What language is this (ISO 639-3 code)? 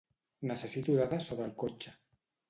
cat